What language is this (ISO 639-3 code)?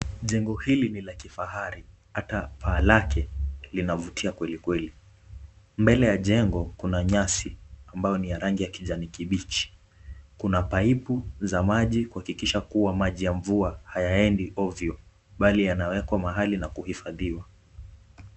swa